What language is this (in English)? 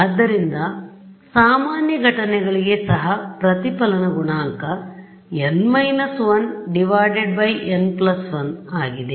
Kannada